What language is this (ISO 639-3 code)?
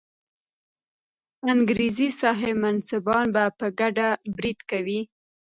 pus